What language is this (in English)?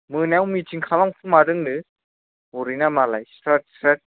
Bodo